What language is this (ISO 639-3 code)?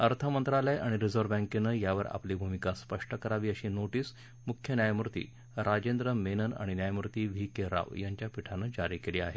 mar